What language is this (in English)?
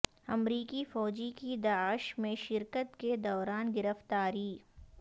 Urdu